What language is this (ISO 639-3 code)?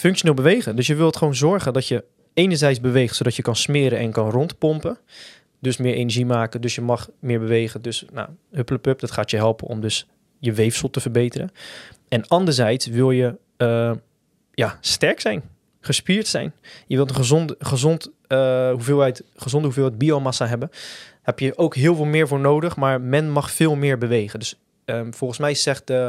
nld